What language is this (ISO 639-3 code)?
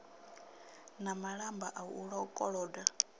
ven